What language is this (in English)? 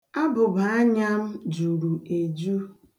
Igbo